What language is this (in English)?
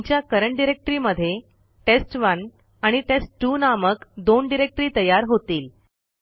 Marathi